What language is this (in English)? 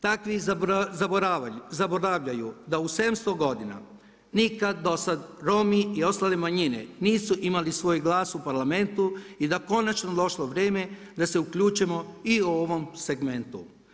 Croatian